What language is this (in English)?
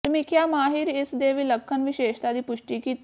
Punjabi